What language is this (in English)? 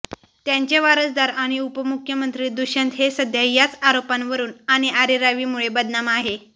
Marathi